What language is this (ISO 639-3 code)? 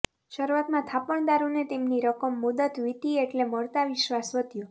guj